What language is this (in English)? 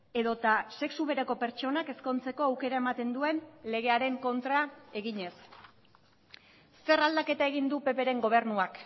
Basque